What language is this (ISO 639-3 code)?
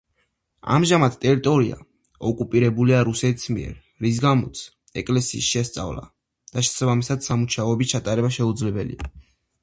kat